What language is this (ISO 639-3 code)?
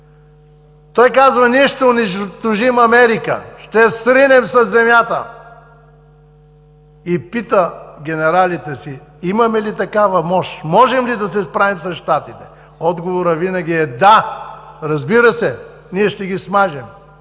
bul